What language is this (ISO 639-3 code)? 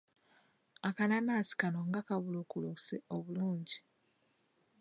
lug